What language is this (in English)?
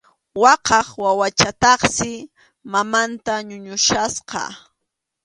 Arequipa-La Unión Quechua